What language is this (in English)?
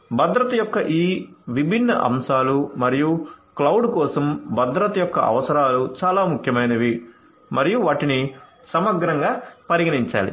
Telugu